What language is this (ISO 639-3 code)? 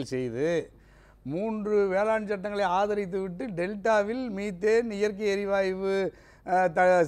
tam